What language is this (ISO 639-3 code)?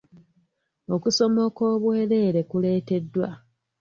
lug